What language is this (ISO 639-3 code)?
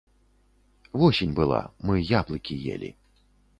bel